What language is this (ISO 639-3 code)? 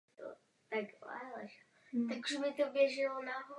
ces